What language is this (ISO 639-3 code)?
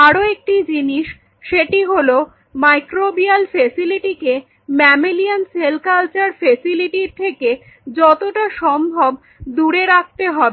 ben